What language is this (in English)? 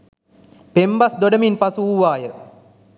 Sinhala